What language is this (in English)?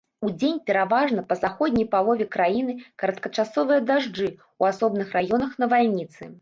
Belarusian